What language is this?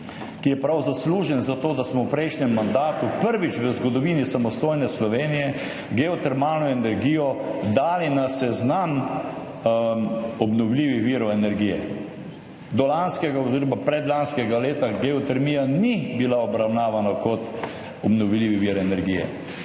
Slovenian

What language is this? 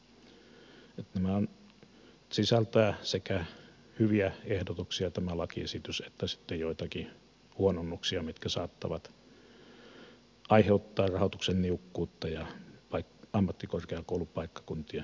Finnish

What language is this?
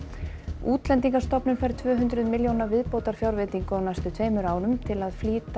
Icelandic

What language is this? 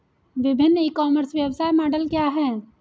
Hindi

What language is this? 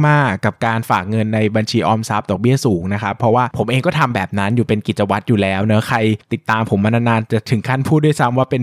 Thai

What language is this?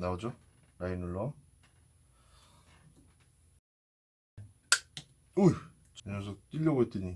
Korean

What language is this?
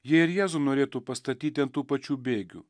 Lithuanian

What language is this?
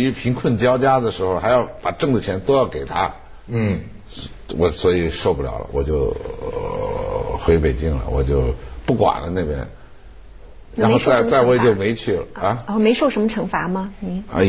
Chinese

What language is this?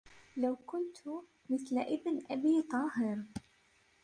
Arabic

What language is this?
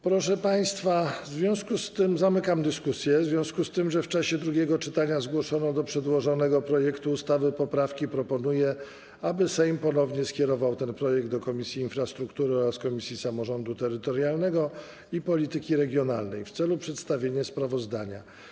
Polish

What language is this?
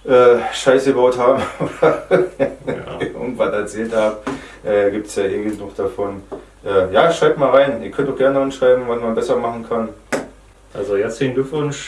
German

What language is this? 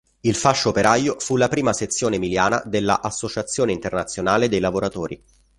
Italian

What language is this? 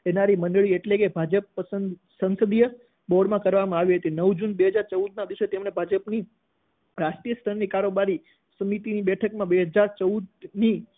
Gujarati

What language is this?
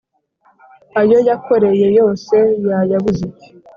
Kinyarwanda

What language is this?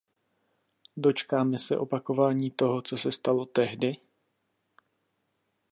Czech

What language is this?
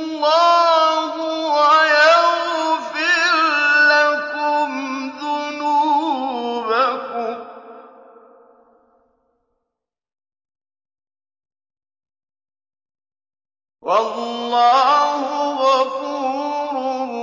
Arabic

